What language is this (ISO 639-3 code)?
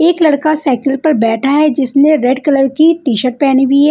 hin